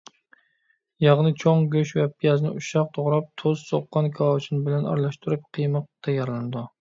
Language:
Uyghur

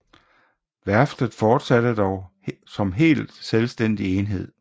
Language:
Danish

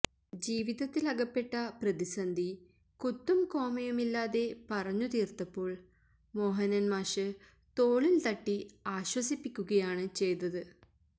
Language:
Malayalam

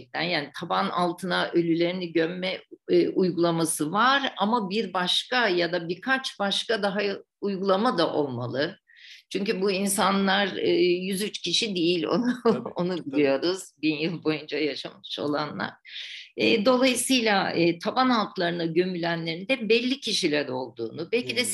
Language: Turkish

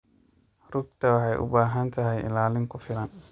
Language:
Somali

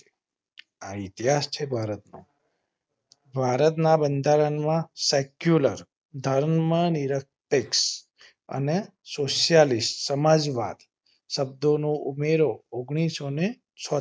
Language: Gujarati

